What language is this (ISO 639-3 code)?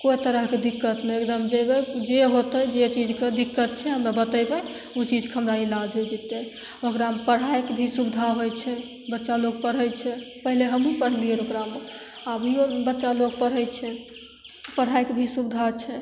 mai